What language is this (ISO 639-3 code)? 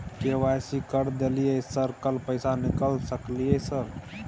mai